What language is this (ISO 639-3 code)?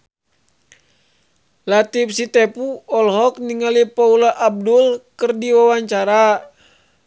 sun